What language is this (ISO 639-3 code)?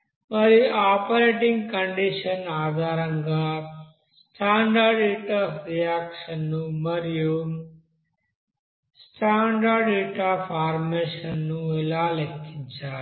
tel